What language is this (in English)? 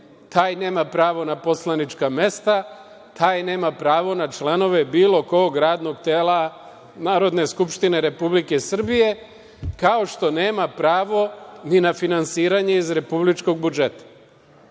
Serbian